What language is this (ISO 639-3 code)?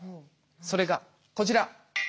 jpn